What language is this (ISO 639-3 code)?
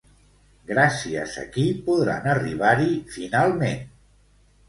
cat